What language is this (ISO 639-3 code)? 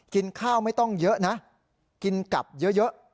tha